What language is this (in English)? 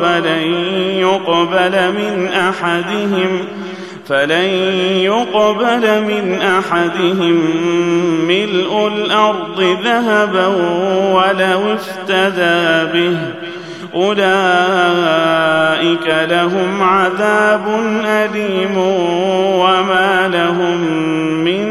Arabic